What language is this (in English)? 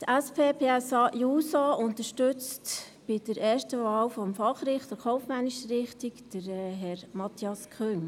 Swiss German